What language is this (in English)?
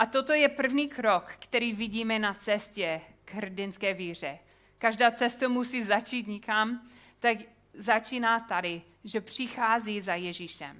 Czech